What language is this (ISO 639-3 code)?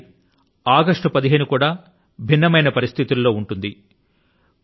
tel